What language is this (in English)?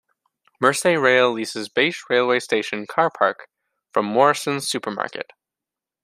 English